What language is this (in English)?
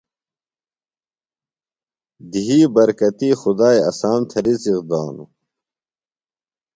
Phalura